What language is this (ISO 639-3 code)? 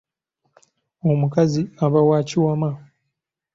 lug